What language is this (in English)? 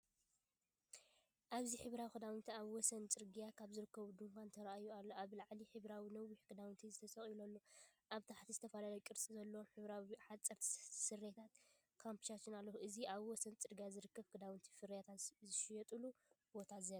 Tigrinya